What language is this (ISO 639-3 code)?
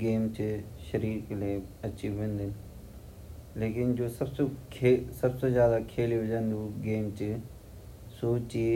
gbm